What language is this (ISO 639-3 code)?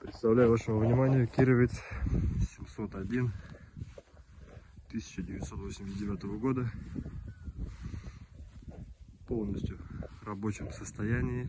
rus